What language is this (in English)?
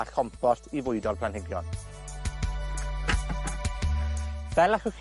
Welsh